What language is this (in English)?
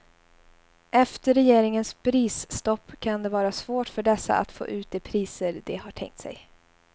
Swedish